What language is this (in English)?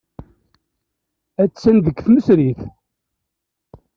Kabyle